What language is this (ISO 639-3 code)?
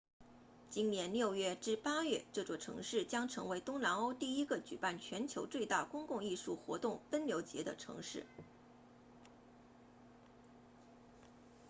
zho